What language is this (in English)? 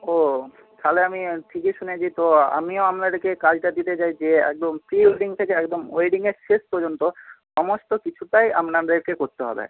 Bangla